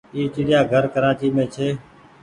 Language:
Goaria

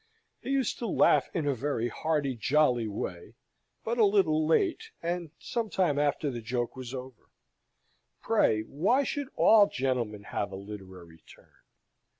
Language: English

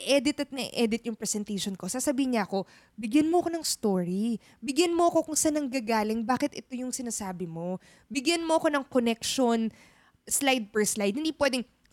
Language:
Filipino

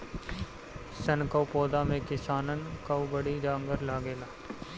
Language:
Bhojpuri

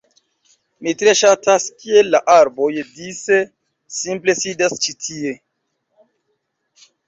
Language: Esperanto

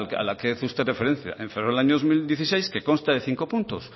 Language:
Spanish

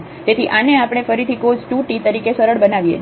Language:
Gujarati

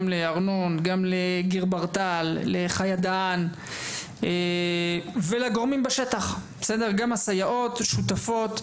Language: Hebrew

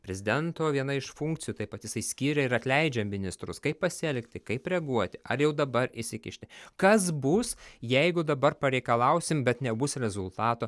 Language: Lithuanian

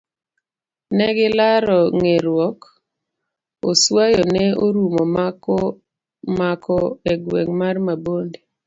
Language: Luo (Kenya and Tanzania)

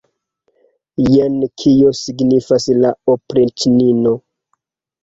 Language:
Esperanto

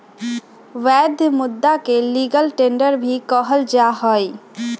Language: Magahi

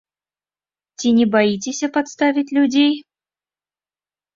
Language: Belarusian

